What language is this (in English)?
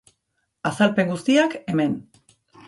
Basque